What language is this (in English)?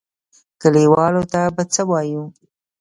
Pashto